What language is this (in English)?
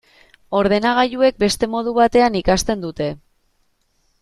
Basque